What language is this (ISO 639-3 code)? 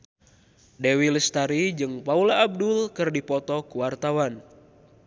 sun